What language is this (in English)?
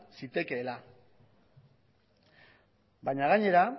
Basque